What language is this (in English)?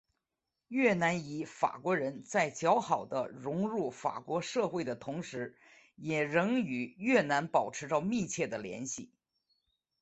Chinese